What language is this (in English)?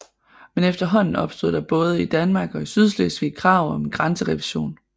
Danish